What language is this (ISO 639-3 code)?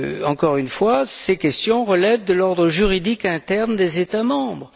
fra